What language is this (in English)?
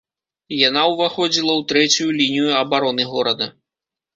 Belarusian